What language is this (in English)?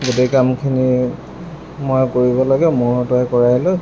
Assamese